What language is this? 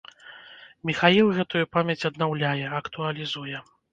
Belarusian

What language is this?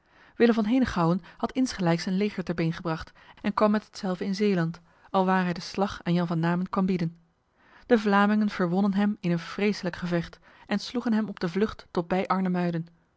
Dutch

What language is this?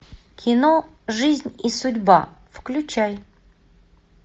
Russian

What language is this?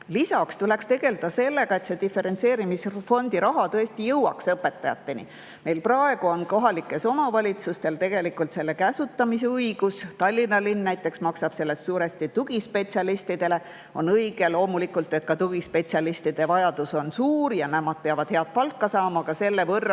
Estonian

